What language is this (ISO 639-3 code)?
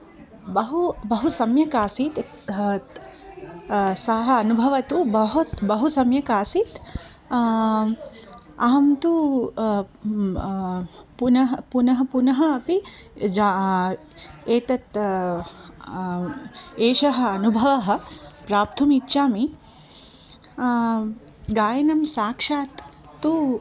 san